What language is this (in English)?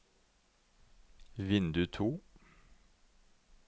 Norwegian